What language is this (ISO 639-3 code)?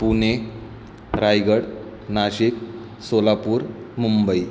mar